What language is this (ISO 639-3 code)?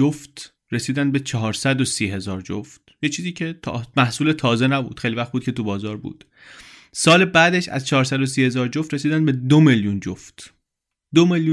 fas